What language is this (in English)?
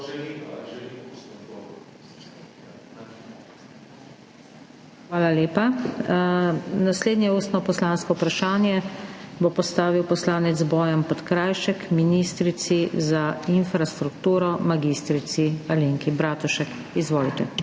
Slovenian